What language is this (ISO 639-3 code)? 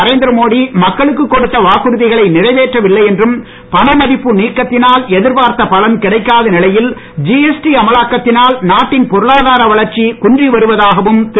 tam